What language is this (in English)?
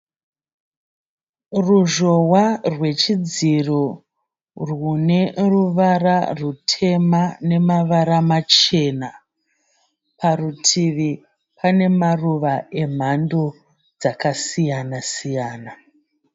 Shona